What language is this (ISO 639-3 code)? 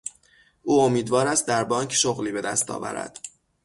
fas